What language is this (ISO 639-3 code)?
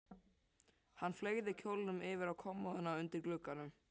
isl